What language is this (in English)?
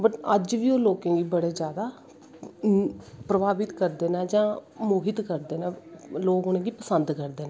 Dogri